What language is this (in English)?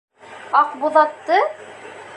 Bashkir